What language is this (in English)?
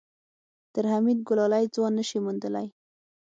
Pashto